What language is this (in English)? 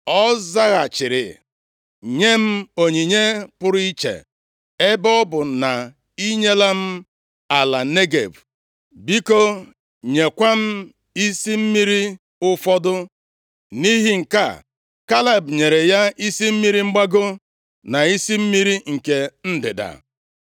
Igbo